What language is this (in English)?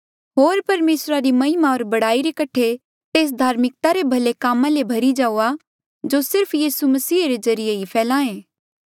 Mandeali